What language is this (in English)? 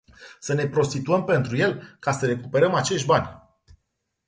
Romanian